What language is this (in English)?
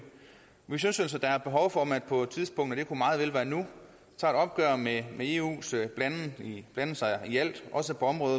Danish